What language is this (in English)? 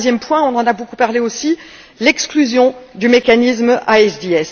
French